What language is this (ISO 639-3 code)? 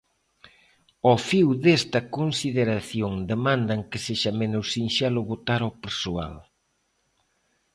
glg